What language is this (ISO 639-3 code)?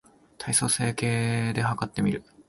jpn